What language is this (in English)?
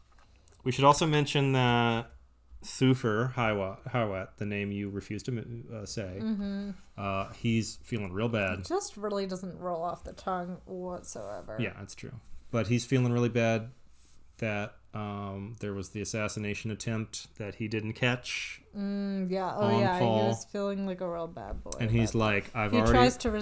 English